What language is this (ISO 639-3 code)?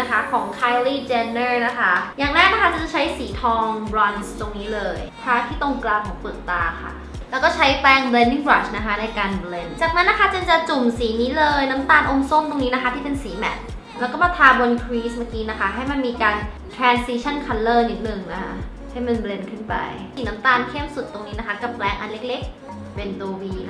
tha